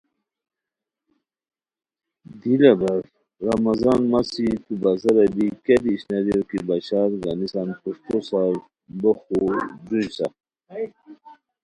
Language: Khowar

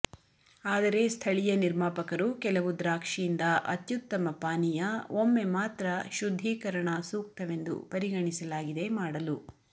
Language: Kannada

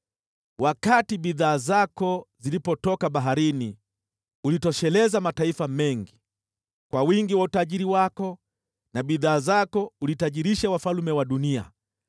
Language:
Swahili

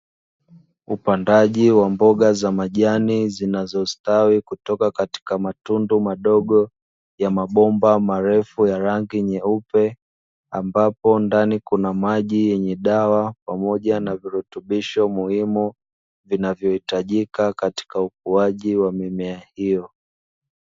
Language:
Swahili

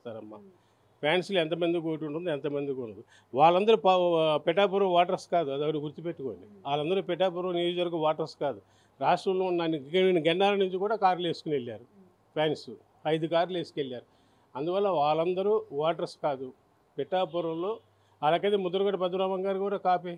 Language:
Telugu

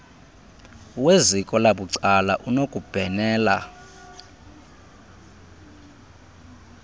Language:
Xhosa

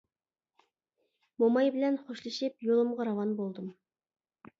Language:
Uyghur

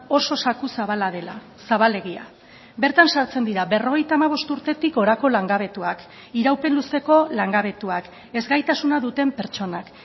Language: Basque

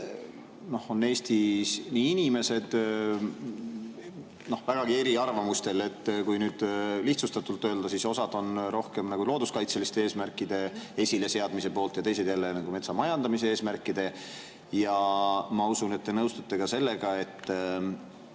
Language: Estonian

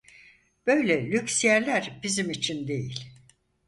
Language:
Turkish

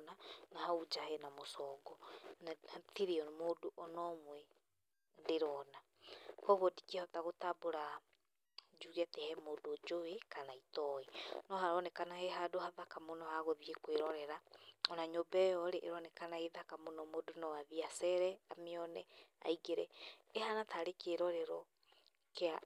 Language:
Kikuyu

